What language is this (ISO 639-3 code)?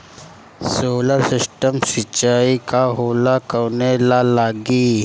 bho